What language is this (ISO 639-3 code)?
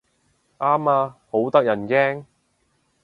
yue